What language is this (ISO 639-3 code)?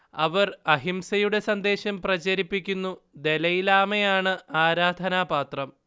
mal